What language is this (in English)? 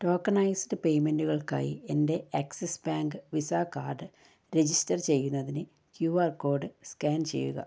Malayalam